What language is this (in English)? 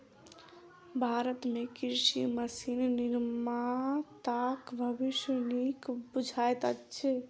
Maithili